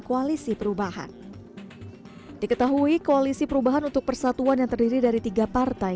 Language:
Indonesian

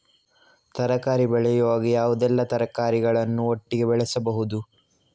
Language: Kannada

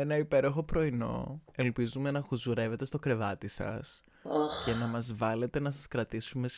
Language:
Greek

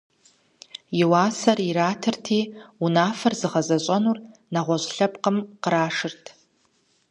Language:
Kabardian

